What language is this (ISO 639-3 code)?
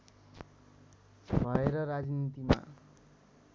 nep